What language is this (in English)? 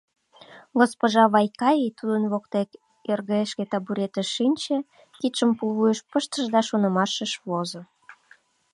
Mari